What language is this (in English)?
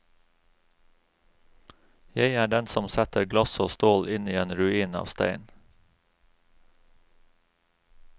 Norwegian